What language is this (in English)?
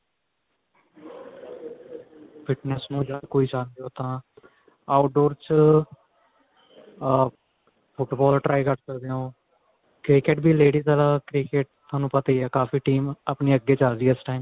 Punjabi